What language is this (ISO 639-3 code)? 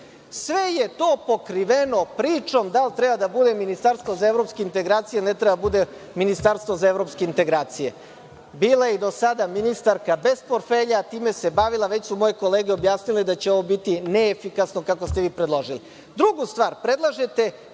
srp